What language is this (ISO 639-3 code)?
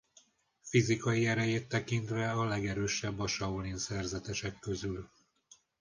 hun